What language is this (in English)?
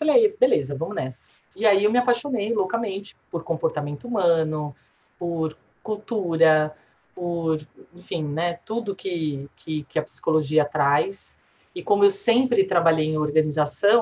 Portuguese